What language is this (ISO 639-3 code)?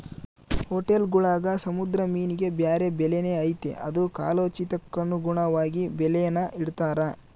kan